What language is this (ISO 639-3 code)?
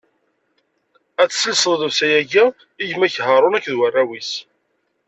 kab